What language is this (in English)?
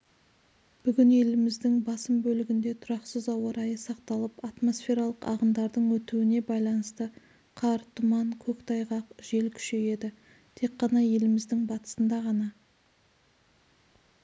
Kazakh